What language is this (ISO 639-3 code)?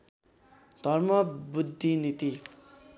nep